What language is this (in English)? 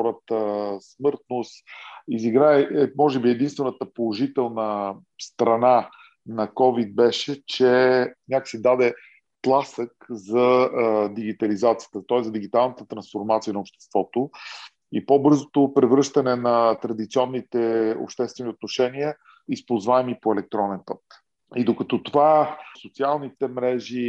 Bulgarian